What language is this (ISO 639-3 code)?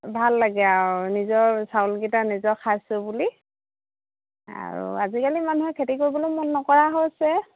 asm